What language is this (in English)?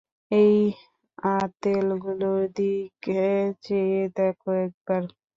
Bangla